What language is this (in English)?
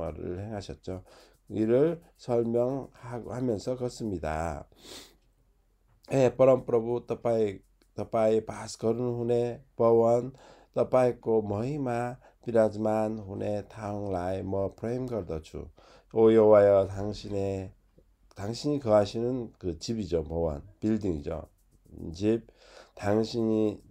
Korean